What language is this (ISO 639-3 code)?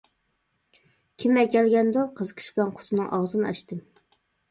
uig